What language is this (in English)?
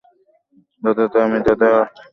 Bangla